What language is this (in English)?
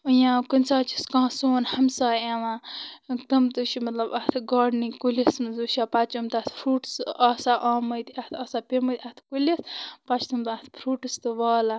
Kashmiri